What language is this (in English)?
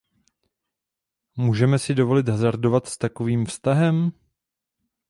Czech